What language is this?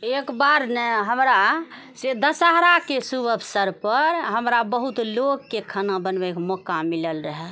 Maithili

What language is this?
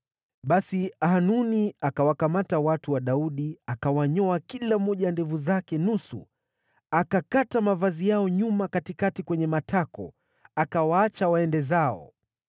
Swahili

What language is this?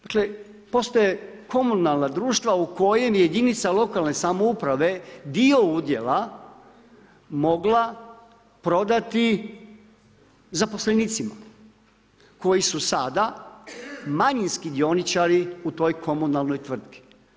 Croatian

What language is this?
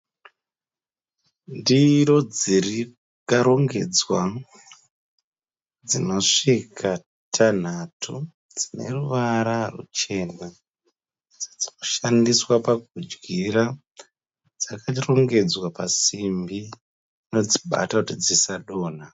Shona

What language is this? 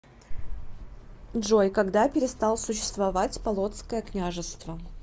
Russian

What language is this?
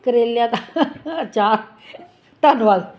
Punjabi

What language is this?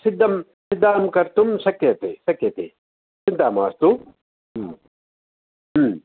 Sanskrit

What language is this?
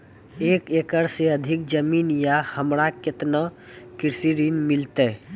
Maithili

